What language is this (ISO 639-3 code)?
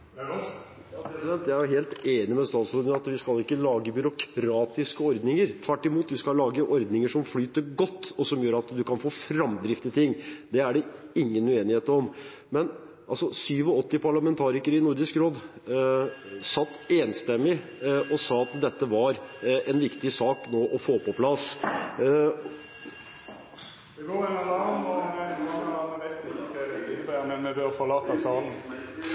nor